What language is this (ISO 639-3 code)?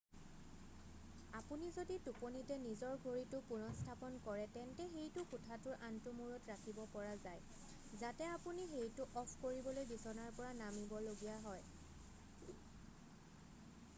asm